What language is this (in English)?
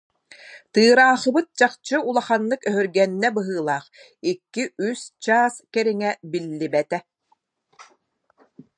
Yakut